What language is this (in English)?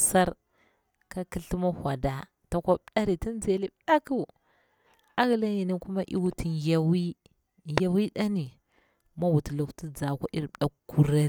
Bura-Pabir